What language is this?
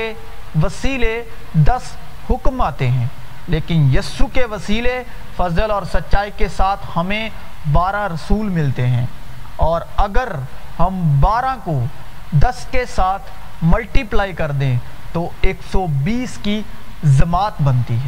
Urdu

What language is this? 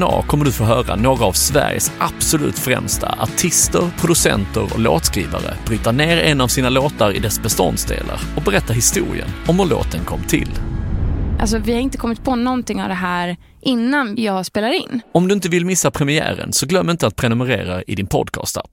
Swedish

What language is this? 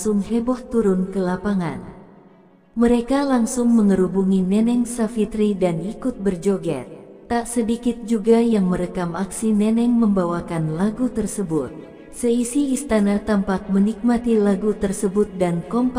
Indonesian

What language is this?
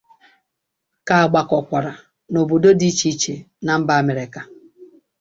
Igbo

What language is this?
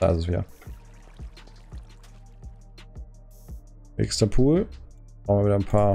German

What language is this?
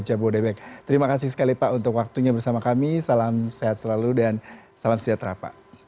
Indonesian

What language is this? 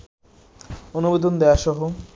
Bangla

